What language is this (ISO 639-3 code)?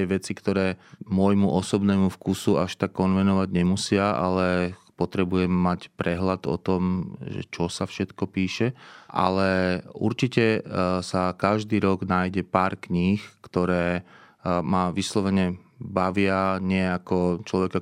slk